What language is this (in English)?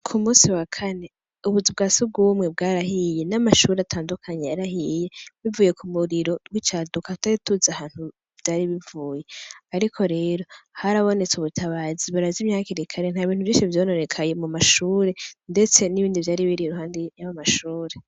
Rundi